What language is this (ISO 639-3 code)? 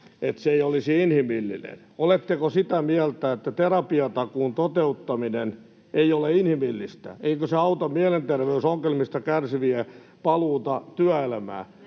fin